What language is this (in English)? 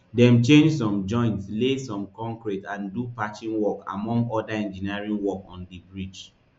Nigerian Pidgin